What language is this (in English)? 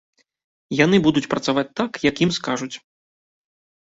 Belarusian